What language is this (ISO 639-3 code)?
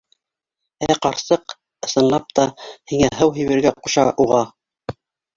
bak